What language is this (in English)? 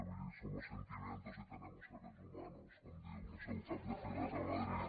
Catalan